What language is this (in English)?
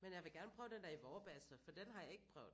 Danish